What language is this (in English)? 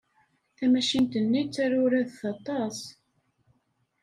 Kabyle